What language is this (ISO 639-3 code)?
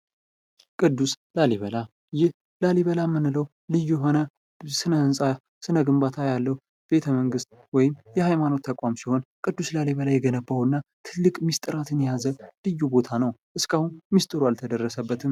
amh